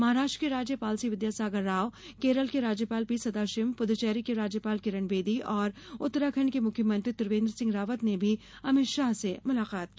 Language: Hindi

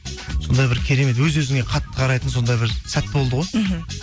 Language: Kazakh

